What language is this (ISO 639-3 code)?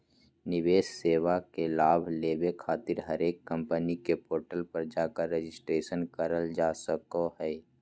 mag